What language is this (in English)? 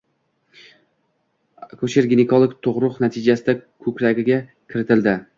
Uzbek